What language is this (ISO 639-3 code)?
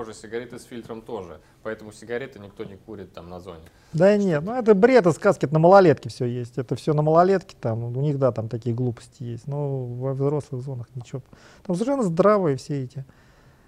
rus